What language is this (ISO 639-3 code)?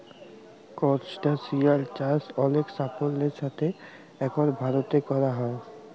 ben